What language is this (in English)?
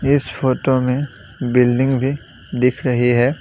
Hindi